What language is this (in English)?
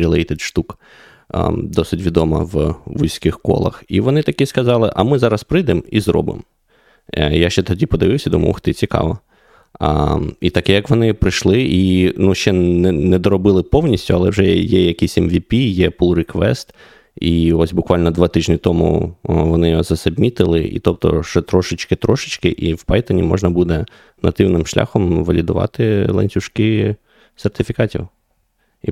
Ukrainian